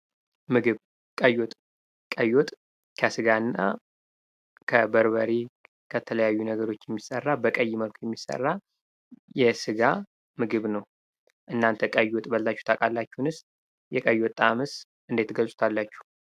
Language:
Amharic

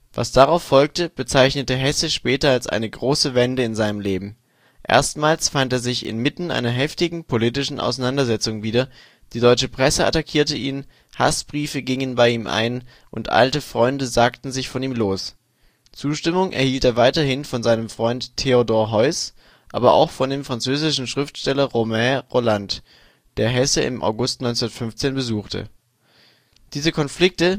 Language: German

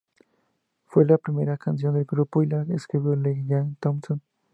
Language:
Spanish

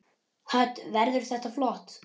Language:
Icelandic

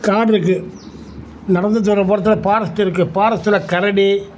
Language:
Tamil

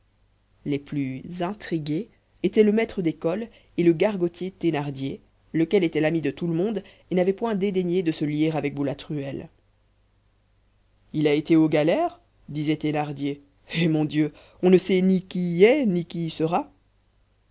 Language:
French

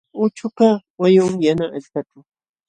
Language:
Jauja Wanca Quechua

